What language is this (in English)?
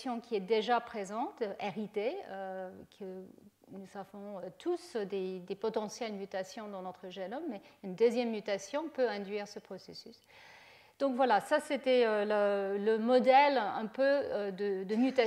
French